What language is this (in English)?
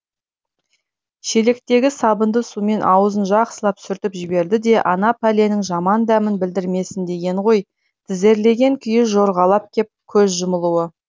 Kazakh